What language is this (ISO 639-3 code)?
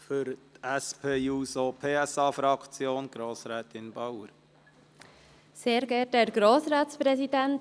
gsw